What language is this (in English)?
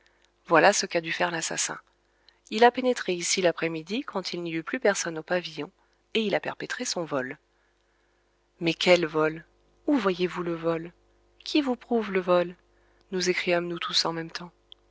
French